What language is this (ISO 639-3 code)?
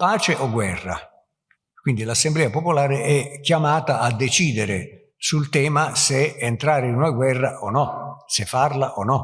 ita